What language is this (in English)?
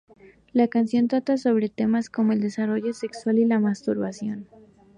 Spanish